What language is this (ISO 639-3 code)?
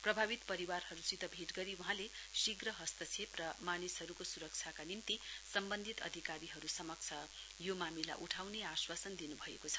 nep